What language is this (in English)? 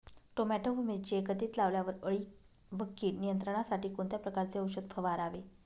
Marathi